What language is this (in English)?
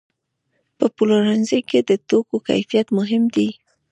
Pashto